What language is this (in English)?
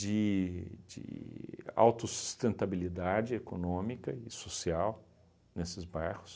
Portuguese